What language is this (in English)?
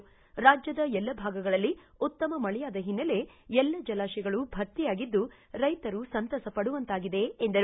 Kannada